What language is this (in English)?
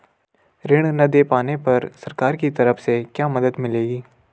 Hindi